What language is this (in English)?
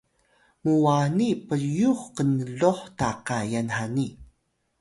Atayal